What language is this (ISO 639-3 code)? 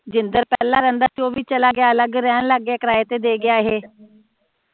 pan